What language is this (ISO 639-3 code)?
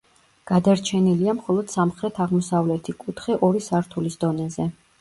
kat